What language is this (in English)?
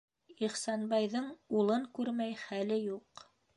Bashkir